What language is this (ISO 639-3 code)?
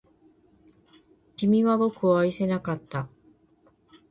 jpn